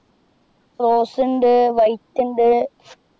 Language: Malayalam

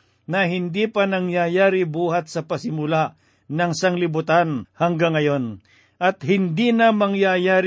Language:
Filipino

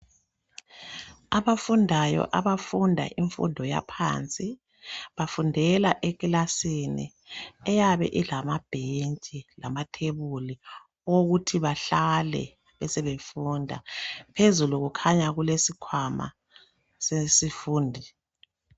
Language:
North Ndebele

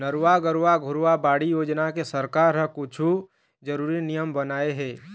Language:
Chhattisgarhi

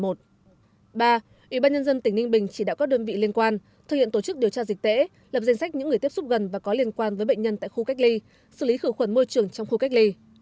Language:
Vietnamese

